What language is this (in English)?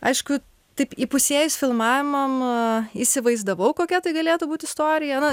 Lithuanian